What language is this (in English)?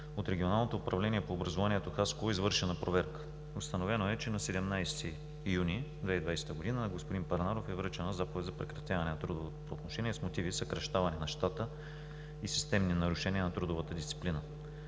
Bulgarian